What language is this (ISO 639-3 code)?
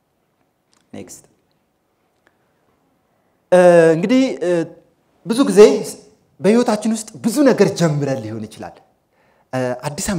ara